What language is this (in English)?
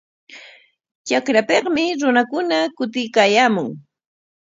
Corongo Ancash Quechua